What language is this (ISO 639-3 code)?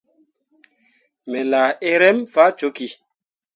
mua